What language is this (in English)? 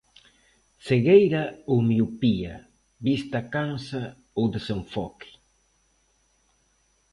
Galician